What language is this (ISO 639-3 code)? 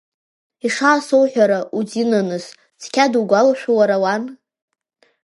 abk